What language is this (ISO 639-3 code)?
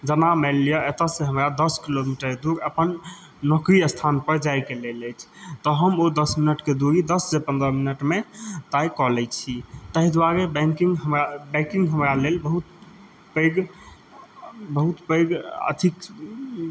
mai